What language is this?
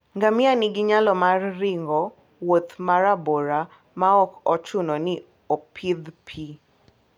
Luo (Kenya and Tanzania)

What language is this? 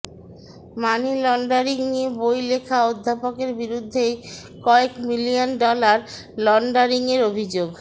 Bangla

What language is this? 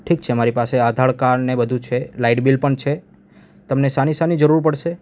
Gujarati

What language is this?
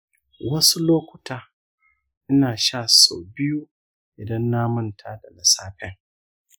Hausa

